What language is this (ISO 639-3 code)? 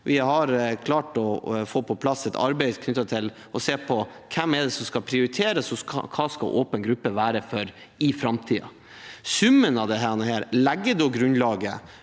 nor